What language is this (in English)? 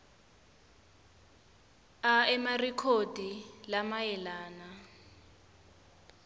Swati